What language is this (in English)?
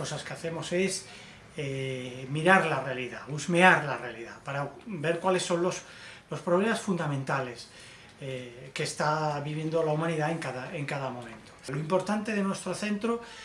Spanish